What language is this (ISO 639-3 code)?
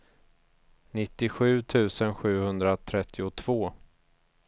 swe